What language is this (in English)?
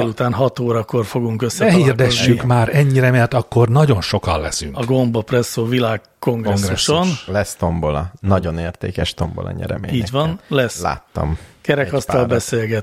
Hungarian